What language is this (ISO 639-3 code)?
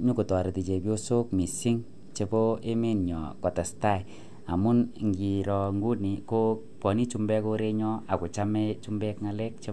kln